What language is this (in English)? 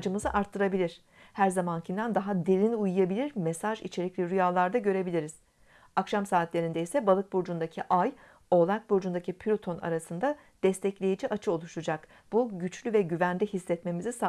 Turkish